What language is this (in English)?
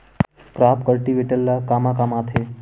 Chhattisgarhi